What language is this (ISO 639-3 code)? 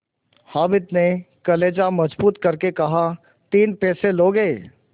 hin